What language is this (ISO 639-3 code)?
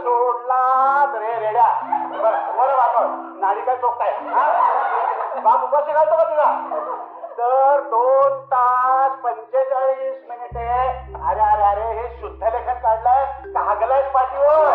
mar